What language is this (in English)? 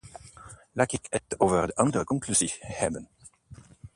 Dutch